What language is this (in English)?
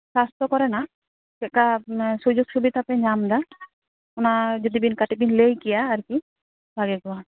Santali